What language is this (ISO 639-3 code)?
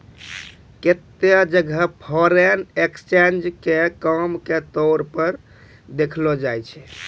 mai